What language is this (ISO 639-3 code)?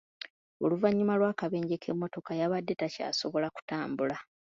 lug